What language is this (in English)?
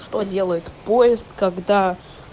Russian